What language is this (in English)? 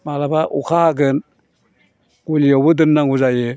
Bodo